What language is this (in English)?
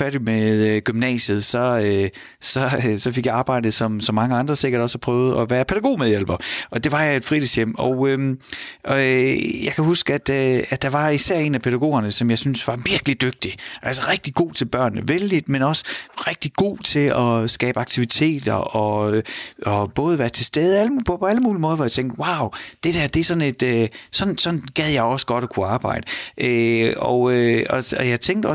Danish